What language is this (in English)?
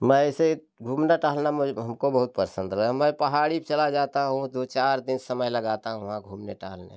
Hindi